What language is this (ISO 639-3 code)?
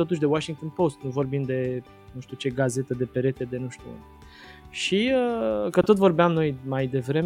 ron